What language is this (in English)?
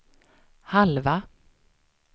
Swedish